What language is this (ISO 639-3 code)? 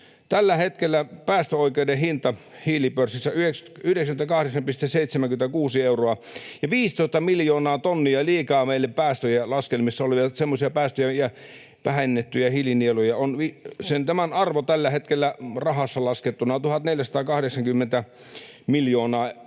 fin